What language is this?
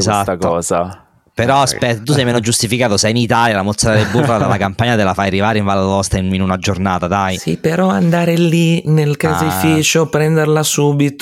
Italian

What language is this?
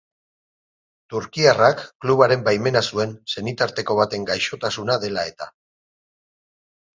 Basque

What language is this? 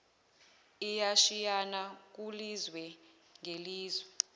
Zulu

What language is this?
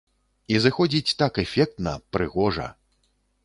Belarusian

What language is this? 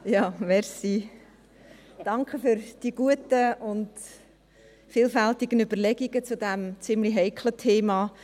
Swiss German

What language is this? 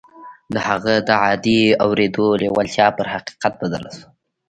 Pashto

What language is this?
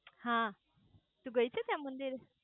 Gujarati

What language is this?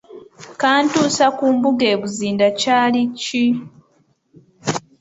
Ganda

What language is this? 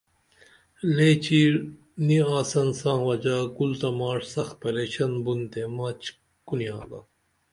Dameli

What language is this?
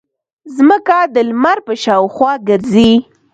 Pashto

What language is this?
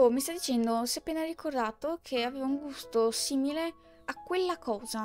Italian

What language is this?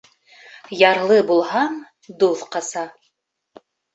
Bashkir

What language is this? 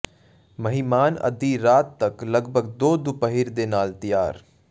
Punjabi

